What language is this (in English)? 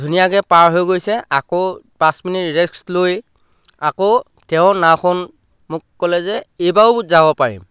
Assamese